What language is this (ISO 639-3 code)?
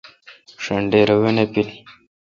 xka